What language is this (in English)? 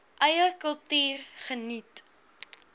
Afrikaans